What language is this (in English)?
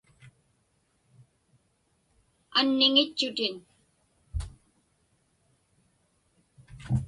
Inupiaq